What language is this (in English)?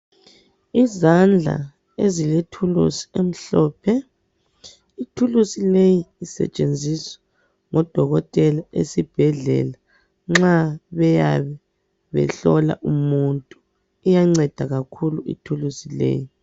North Ndebele